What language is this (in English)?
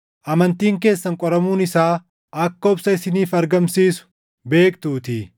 Oromo